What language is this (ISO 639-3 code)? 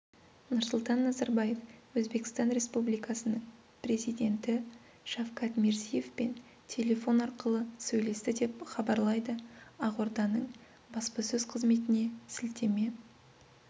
kaz